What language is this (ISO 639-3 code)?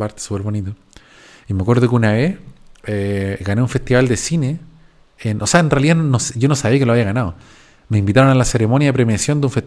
spa